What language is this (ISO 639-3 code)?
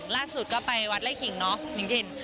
tha